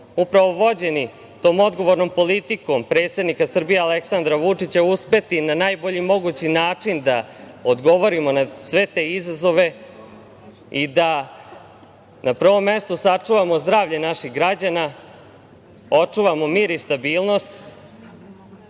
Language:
Serbian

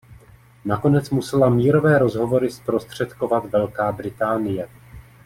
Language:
Czech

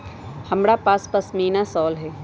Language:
Magahi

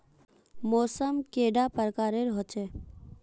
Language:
Magahi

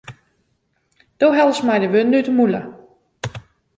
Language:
Western Frisian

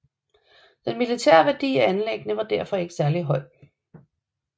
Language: Danish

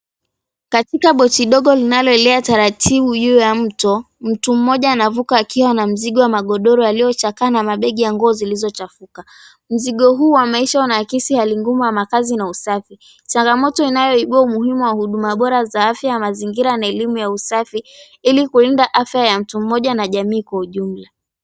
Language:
Swahili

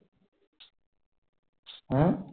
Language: Bangla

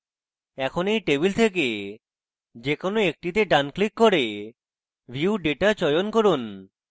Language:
Bangla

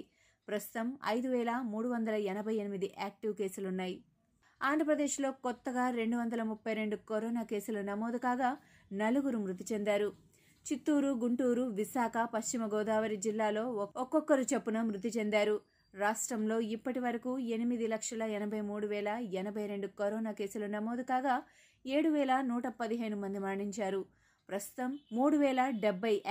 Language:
Telugu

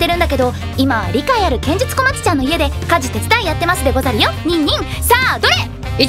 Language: Japanese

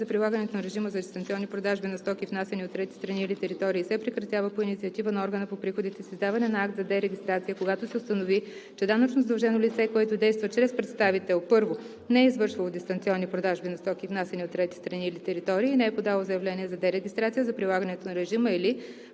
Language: Bulgarian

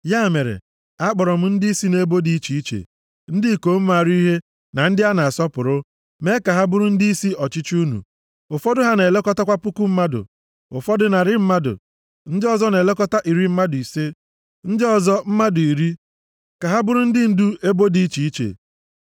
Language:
Igbo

